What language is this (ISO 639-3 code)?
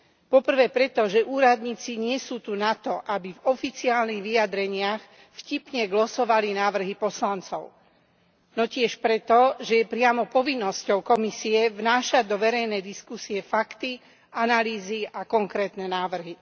slk